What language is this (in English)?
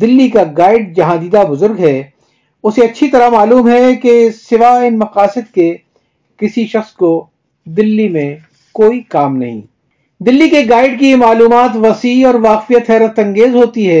Urdu